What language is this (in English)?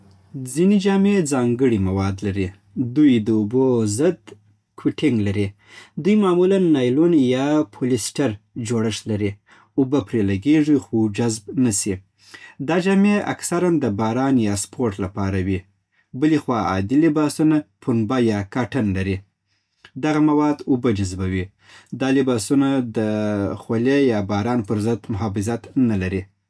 Southern Pashto